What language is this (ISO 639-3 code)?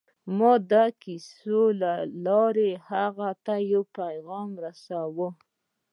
pus